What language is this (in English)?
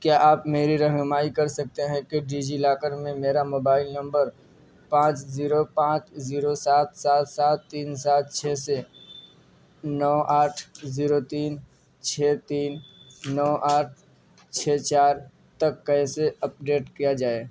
Urdu